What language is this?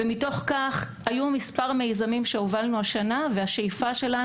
Hebrew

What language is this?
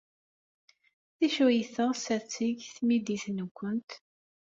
Kabyle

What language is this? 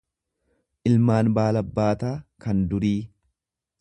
Oromo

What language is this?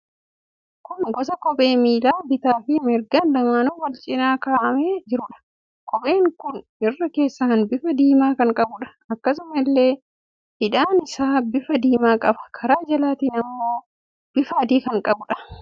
Oromo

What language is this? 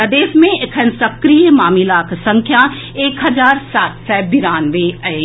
Maithili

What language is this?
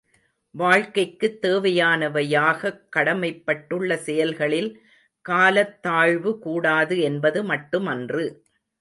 Tamil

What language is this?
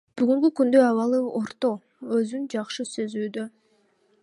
Kyrgyz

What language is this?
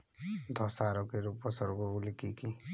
Bangla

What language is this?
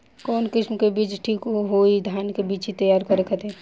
Bhojpuri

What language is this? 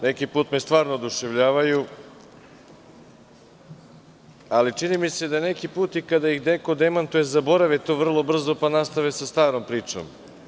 Serbian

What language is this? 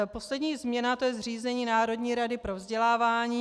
Czech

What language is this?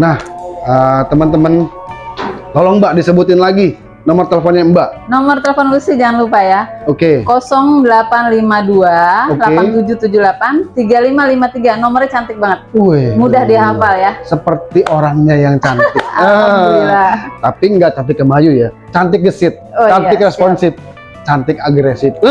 Indonesian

